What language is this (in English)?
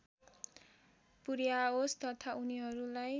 Nepali